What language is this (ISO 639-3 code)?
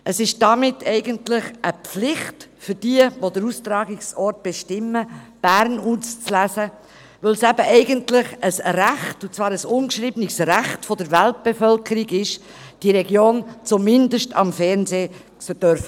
gsw